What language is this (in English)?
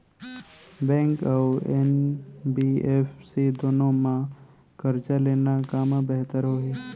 Chhattisgarhi